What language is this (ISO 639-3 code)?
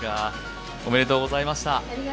jpn